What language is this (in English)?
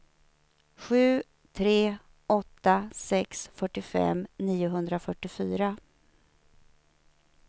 Swedish